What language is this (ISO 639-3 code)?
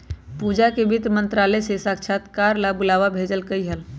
mag